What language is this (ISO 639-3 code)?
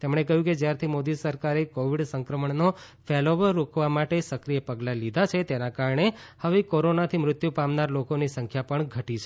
guj